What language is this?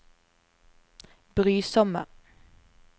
Norwegian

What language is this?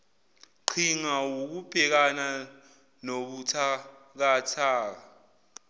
Zulu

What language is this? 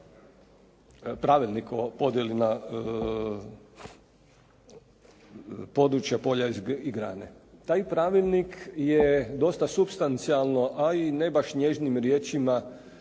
Croatian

